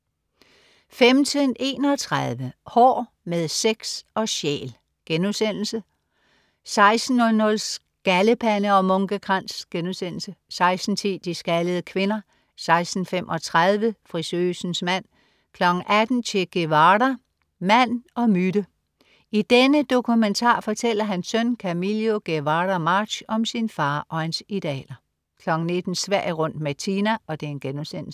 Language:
Danish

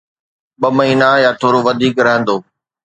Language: Sindhi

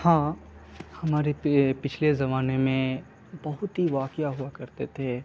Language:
Urdu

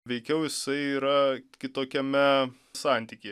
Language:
Lithuanian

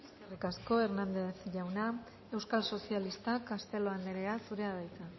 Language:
Basque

